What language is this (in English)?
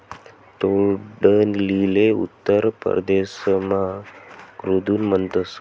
Marathi